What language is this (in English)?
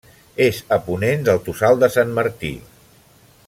Catalan